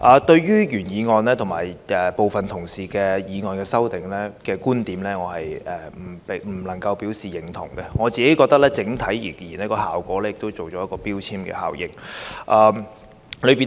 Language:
Cantonese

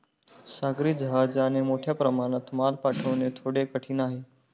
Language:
Marathi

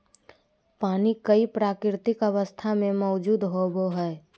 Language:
Magahi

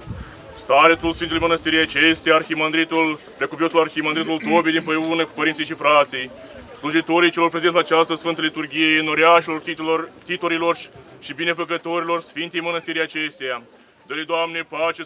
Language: Romanian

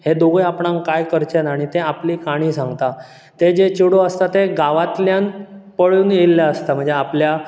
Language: Konkani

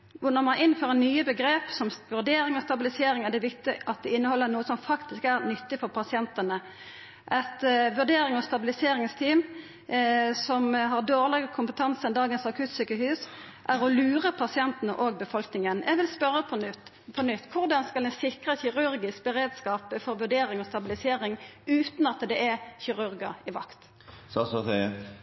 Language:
Norwegian Nynorsk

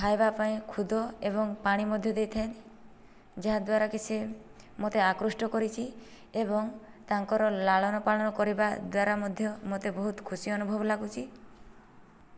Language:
Odia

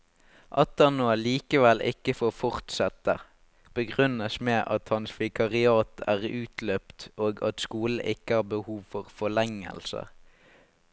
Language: Norwegian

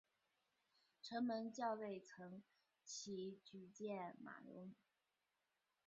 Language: Chinese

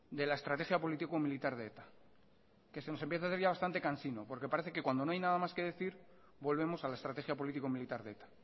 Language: Spanish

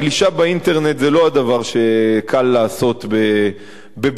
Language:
Hebrew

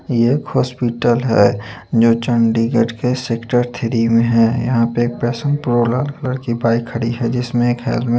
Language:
Hindi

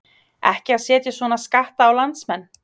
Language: Icelandic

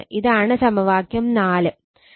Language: Malayalam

